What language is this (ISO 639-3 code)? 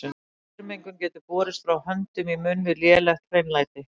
isl